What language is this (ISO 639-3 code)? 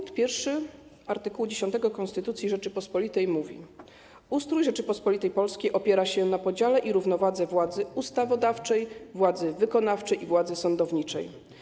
pol